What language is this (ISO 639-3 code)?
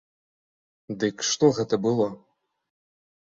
bel